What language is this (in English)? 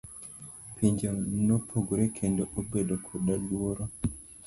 Luo (Kenya and Tanzania)